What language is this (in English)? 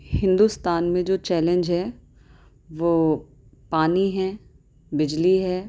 Urdu